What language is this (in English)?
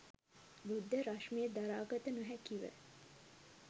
Sinhala